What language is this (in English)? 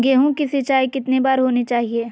Magahi